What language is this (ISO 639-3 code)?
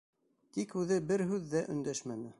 bak